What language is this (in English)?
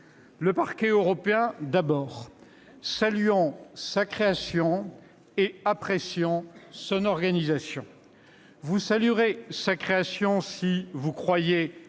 French